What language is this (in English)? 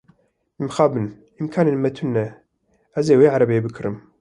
Kurdish